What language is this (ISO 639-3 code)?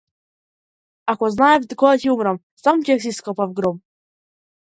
mkd